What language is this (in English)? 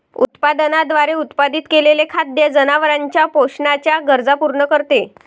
Marathi